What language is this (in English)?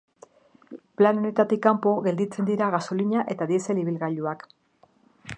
Basque